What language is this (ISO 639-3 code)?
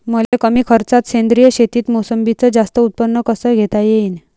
mar